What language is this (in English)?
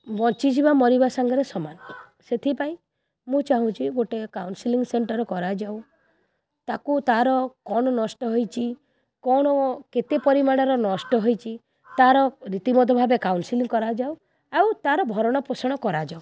Odia